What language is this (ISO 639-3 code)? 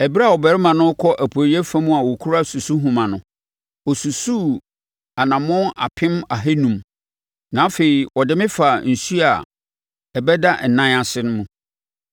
aka